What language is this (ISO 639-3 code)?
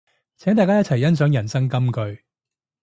yue